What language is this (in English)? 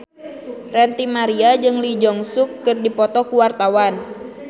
Sundanese